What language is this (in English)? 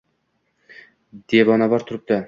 Uzbek